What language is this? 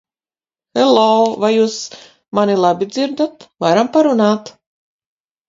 Latvian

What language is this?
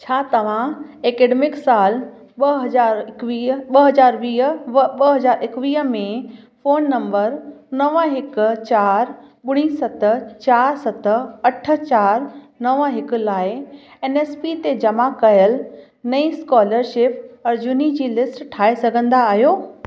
Sindhi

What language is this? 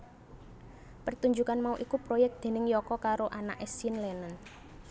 Javanese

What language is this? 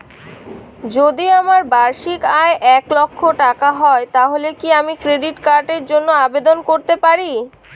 Bangla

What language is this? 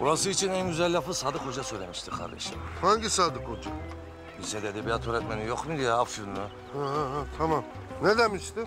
Turkish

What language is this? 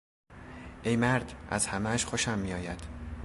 Persian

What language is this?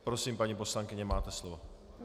Czech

